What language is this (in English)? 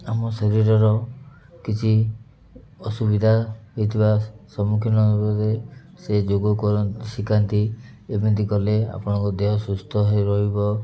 Odia